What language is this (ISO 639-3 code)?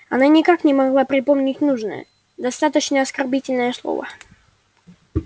rus